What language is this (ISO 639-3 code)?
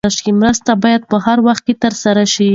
pus